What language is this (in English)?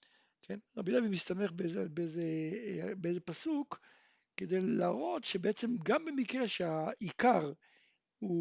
Hebrew